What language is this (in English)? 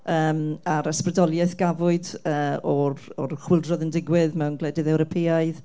Welsh